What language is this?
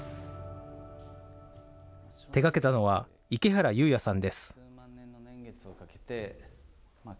Japanese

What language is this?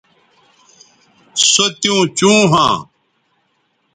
Bateri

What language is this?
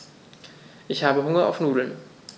German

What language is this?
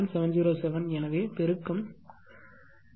Tamil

